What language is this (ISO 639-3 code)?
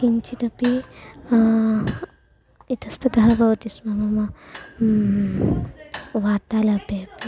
san